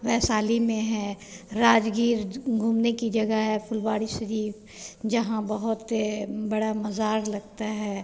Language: Hindi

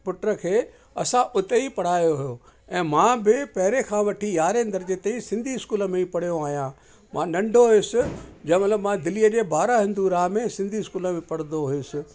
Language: Sindhi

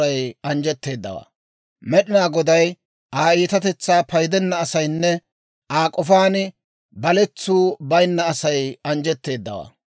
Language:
Dawro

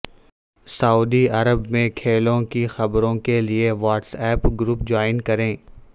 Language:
Urdu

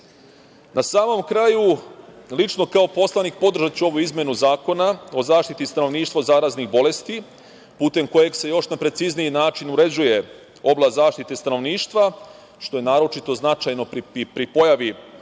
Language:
Serbian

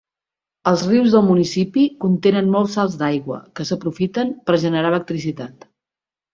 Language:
Catalan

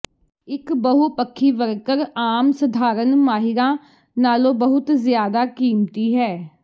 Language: Punjabi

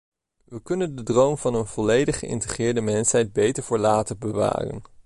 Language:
Dutch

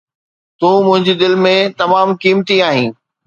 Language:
Sindhi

